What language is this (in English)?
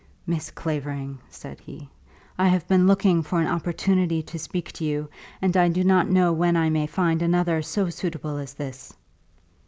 English